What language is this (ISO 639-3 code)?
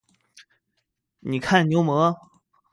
zho